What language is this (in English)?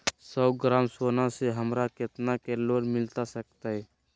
Magahi